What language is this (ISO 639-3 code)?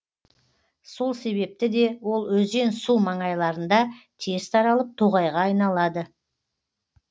kaz